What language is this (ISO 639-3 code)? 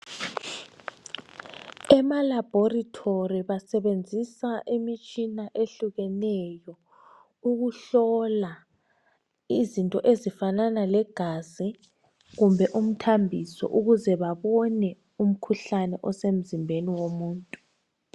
nde